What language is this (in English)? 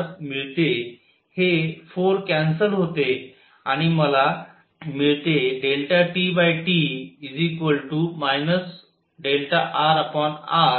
Marathi